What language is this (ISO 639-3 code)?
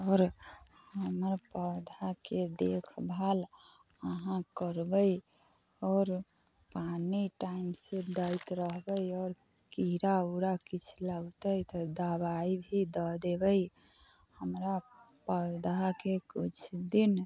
mai